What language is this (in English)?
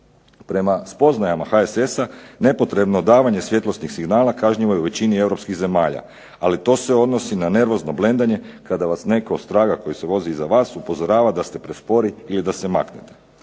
Croatian